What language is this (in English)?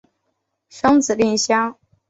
Chinese